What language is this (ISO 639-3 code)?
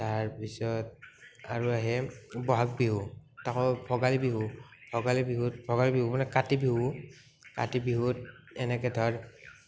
asm